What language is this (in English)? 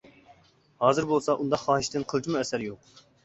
Uyghur